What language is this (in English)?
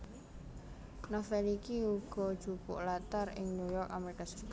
Javanese